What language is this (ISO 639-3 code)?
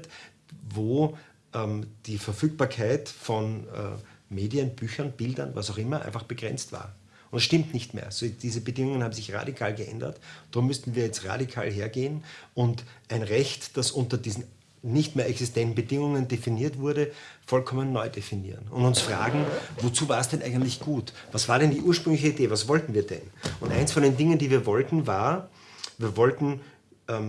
deu